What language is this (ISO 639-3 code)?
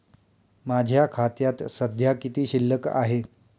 mar